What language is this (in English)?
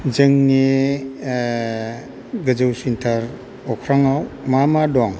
Bodo